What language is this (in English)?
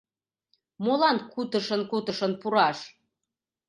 Mari